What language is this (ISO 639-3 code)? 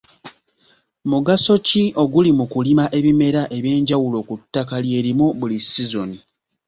lug